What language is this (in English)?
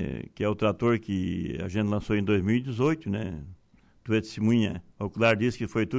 Portuguese